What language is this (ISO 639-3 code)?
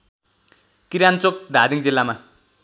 nep